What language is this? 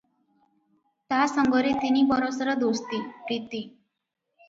Odia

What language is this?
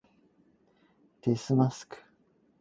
Cantonese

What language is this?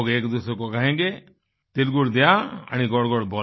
Hindi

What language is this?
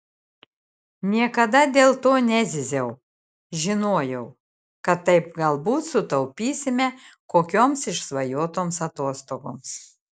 Lithuanian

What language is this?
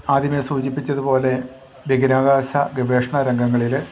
Malayalam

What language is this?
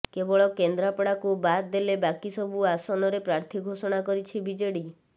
Odia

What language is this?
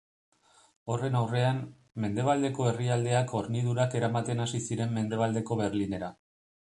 Basque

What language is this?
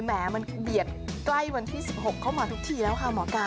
Thai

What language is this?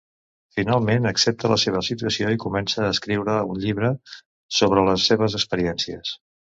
Catalan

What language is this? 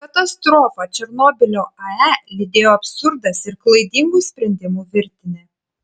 Lithuanian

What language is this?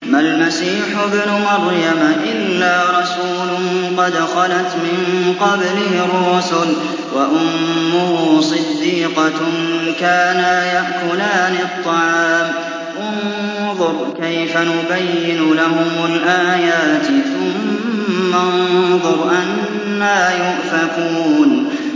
Arabic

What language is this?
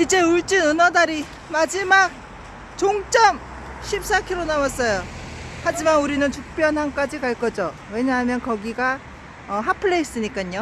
Korean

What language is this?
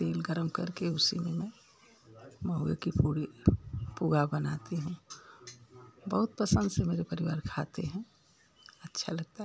Hindi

